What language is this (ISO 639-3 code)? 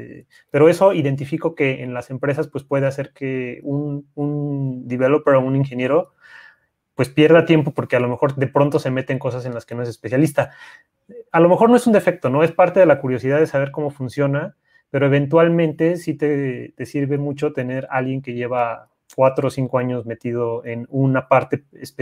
spa